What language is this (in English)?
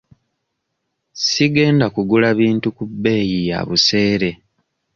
Ganda